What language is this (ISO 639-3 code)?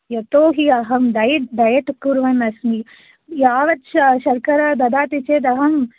san